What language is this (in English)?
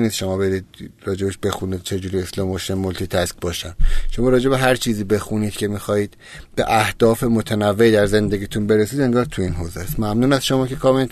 Persian